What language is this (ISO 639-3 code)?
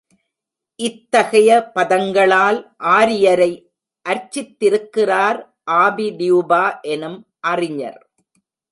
tam